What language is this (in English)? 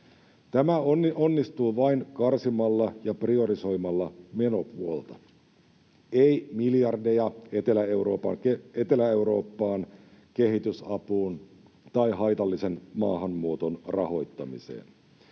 Finnish